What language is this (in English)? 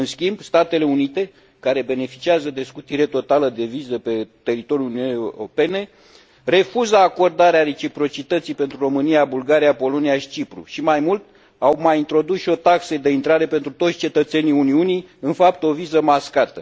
Romanian